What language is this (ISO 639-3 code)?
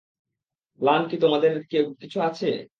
ben